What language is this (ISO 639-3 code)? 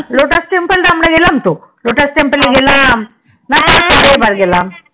ben